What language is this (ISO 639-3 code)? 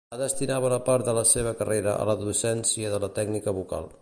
cat